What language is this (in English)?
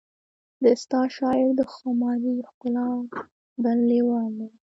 Pashto